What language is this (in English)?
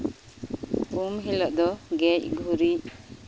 Santali